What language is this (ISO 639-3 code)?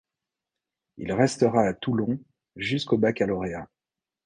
fra